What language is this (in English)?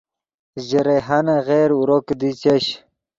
Yidgha